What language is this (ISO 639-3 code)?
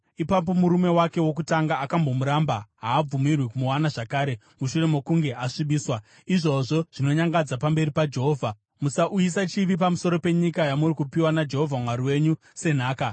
sna